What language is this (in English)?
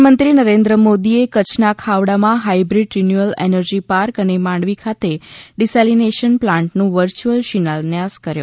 Gujarati